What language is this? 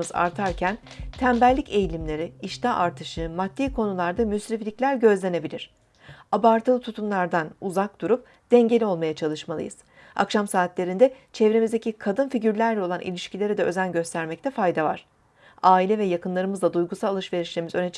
Turkish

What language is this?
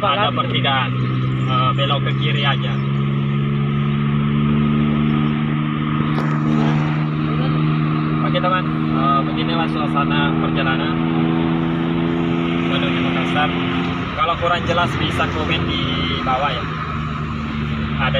Indonesian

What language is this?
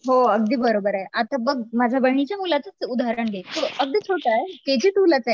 Marathi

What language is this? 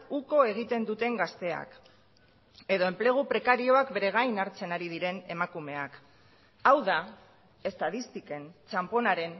Basque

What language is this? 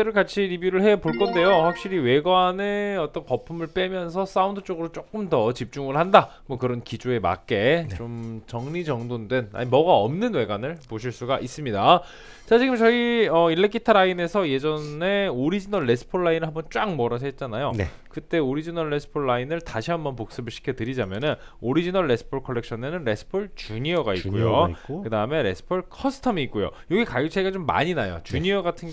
Korean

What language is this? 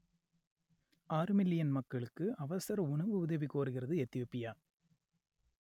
Tamil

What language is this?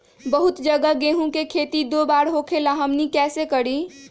Magahi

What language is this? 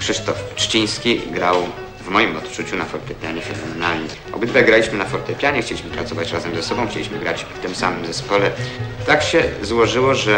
Polish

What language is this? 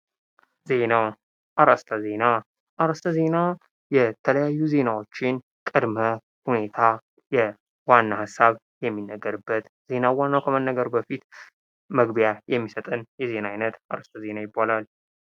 Amharic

